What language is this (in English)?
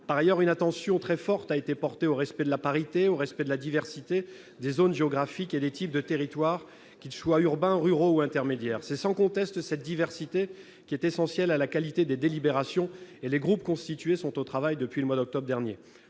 French